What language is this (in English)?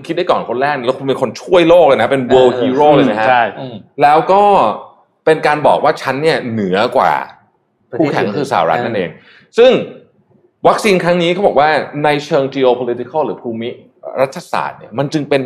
Thai